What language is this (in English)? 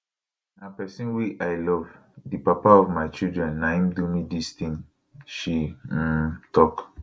Nigerian Pidgin